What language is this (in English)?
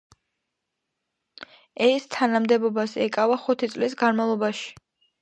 Georgian